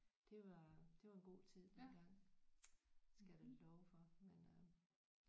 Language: Danish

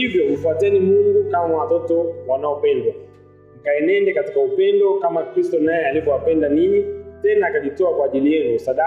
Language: Swahili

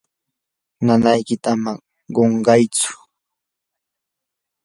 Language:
Yanahuanca Pasco Quechua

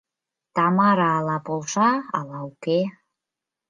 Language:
Mari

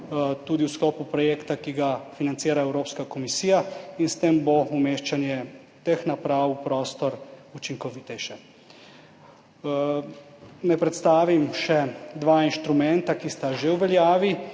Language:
Slovenian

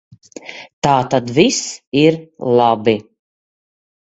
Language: Latvian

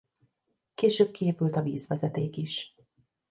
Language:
Hungarian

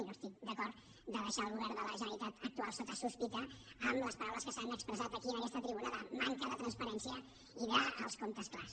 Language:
Catalan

